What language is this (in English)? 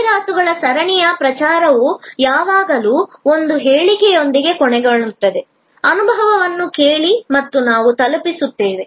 Kannada